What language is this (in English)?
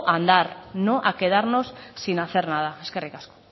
Spanish